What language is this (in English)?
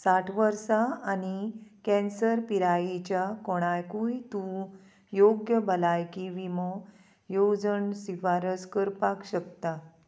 Konkani